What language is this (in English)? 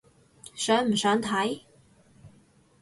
Cantonese